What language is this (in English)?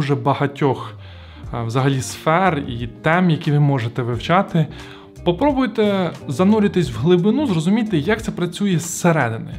Ukrainian